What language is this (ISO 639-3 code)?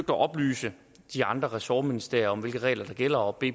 dan